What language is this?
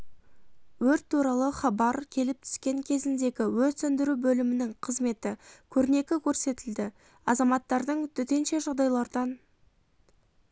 Kazakh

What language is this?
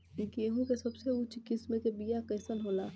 Bhojpuri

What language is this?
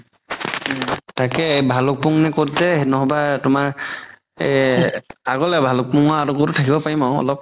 Assamese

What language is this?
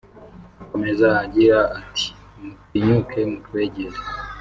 Kinyarwanda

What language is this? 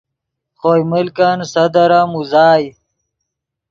Yidgha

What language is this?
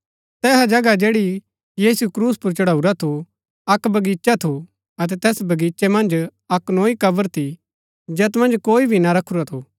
Gaddi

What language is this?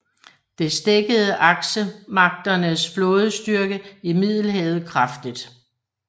Danish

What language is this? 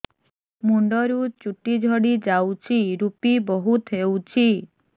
Odia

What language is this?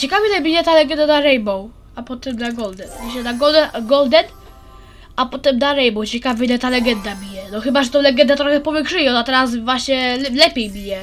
Polish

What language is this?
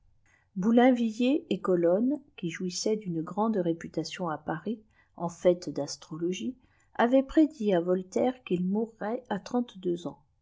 French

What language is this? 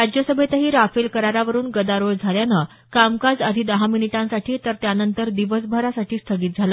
Marathi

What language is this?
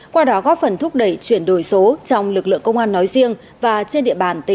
Vietnamese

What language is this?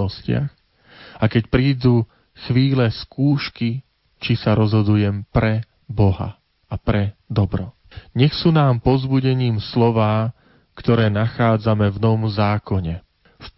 Slovak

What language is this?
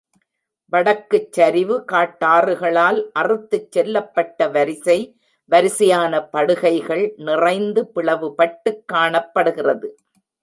Tamil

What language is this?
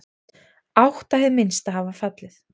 Icelandic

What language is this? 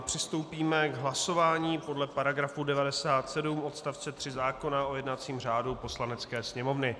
Czech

